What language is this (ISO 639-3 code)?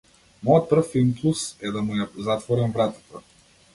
mkd